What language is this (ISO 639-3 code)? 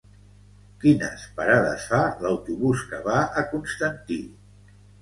cat